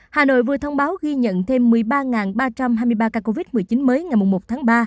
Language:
Vietnamese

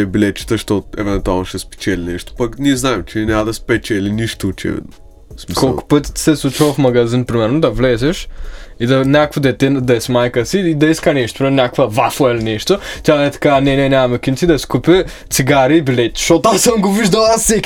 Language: Bulgarian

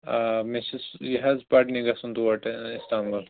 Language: Kashmiri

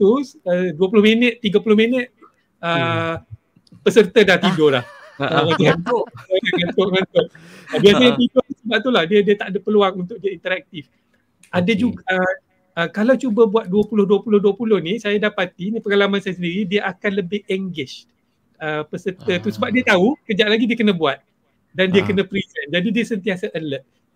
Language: Malay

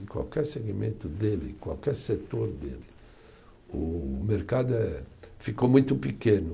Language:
Portuguese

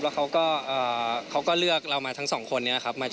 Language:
Thai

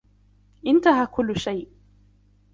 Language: Arabic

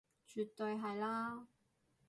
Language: Cantonese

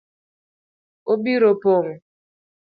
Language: Luo (Kenya and Tanzania)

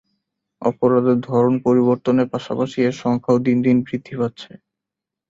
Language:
Bangla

